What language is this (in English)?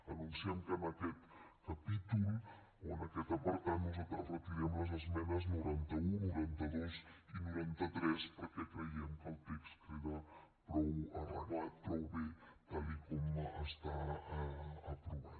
Catalan